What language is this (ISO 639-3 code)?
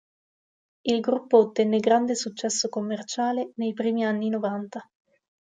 ita